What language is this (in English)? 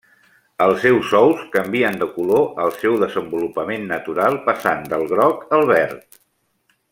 Catalan